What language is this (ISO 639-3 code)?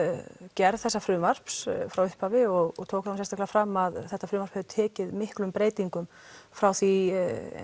isl